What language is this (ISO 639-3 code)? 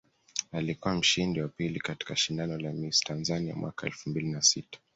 swa